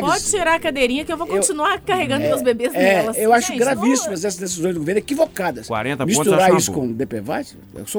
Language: Portuguese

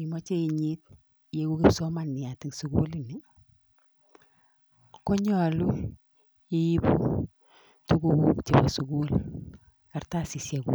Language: Kalenjin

